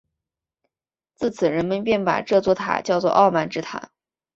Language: Chinese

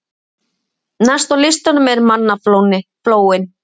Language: Icelandic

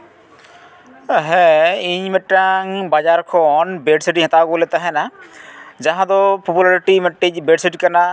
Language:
Santali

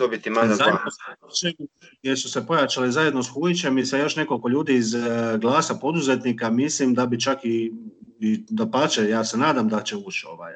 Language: Croatian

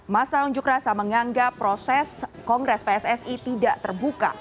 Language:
Indonesian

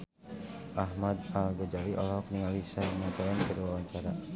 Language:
Sundanese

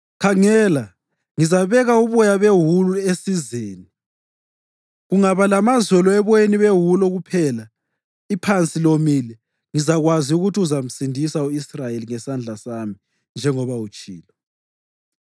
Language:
North Ndebele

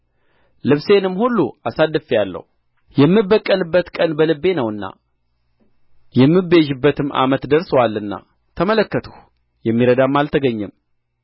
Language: Amharic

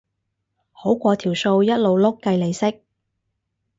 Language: Cantonese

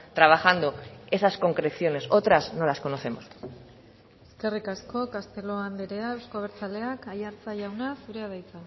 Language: Basque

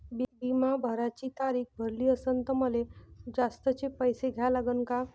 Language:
Marathi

